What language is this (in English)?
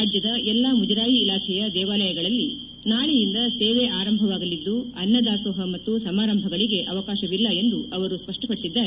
Kannada